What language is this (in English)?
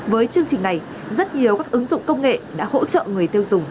Vietnamese